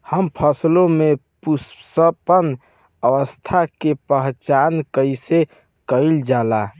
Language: Bhojpuri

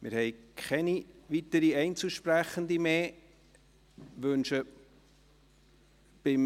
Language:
Swiss German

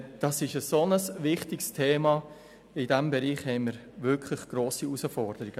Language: Swiss German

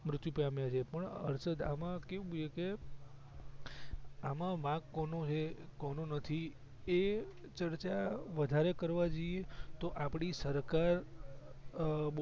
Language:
Gujarati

